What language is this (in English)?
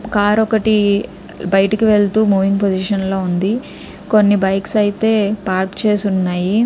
Telugu